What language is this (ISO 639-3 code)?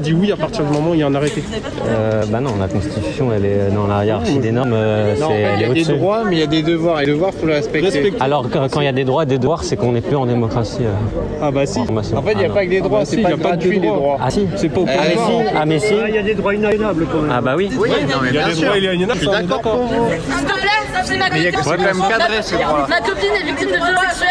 fra